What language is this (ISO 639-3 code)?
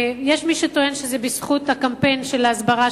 heb